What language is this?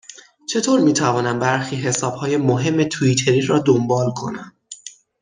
Persian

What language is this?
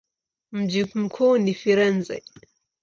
Swahili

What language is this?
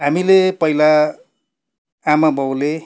Nepali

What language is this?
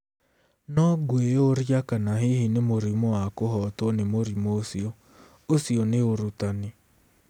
Kikuyu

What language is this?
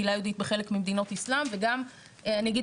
Hebrew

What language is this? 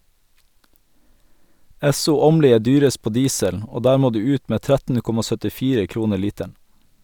Norwegian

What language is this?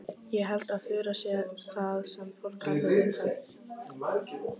Icelandic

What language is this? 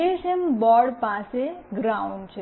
Gujarati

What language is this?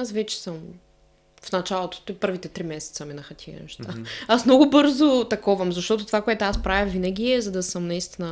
Bulgarian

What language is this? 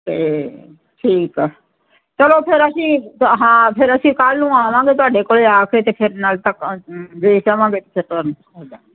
Punjabi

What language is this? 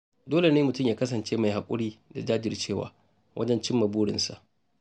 Hausa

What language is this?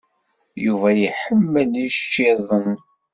Kabyle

